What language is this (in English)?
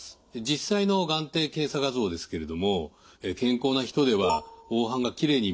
Japanese